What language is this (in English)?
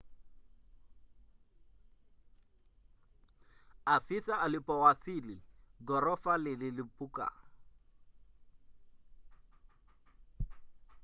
Swahili